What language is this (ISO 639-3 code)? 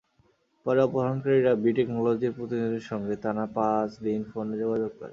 ben